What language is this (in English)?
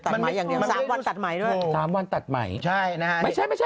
Thai